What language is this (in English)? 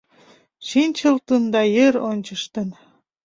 Mari